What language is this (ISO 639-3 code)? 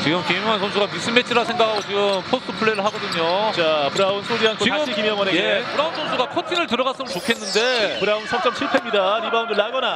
kor